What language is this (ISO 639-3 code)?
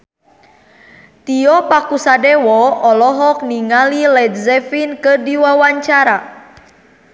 sun